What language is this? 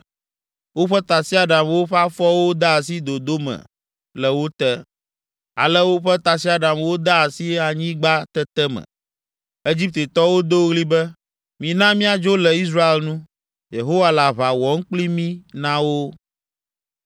Ewe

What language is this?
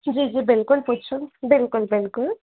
Sindhi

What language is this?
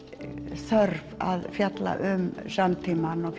Icelandic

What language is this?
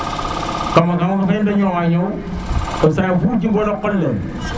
Serer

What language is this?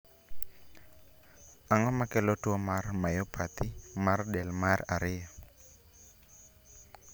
Luo (Kenya and Tanzania)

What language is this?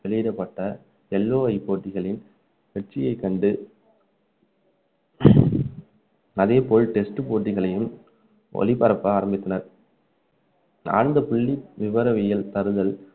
Tamil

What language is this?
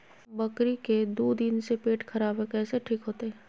Magahi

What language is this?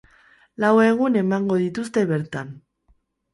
Basque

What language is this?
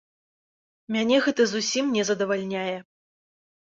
Belarusian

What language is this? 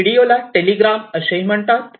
Marathi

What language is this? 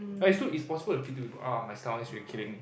English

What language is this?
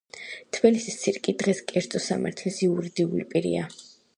Georgian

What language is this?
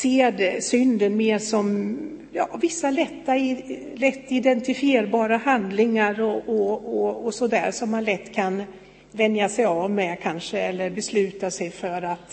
Swedish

